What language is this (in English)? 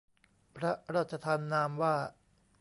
Thai